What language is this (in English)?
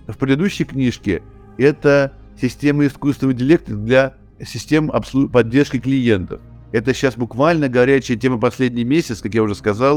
Russian